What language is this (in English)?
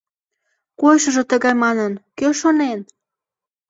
Mari